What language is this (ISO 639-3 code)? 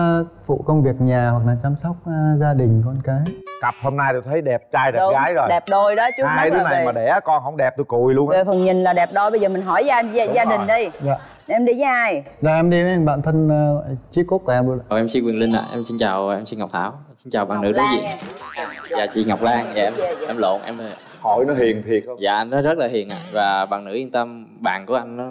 vie